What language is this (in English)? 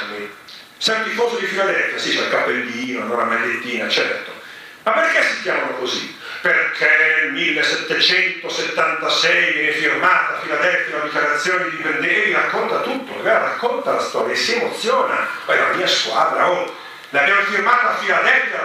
Italian